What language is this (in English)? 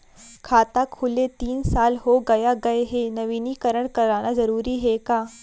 Chhattisgarhi